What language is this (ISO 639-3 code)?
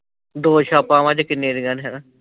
pan